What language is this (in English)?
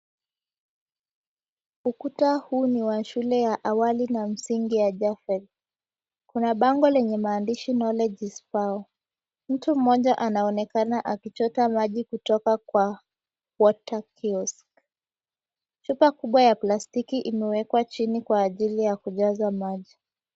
Swahili